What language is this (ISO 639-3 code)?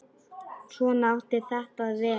isl